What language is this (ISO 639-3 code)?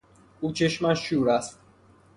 fas